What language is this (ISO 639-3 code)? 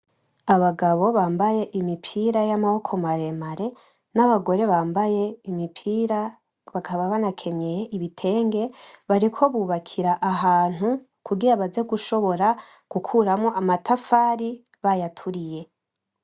run